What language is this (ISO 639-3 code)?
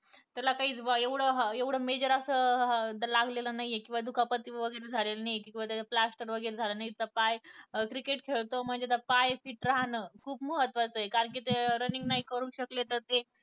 mar